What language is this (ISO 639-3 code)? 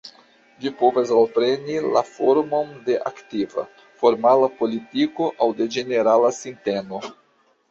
epo